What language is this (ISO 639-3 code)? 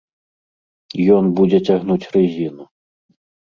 bel